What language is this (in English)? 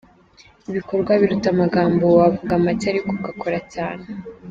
Kinyarwanda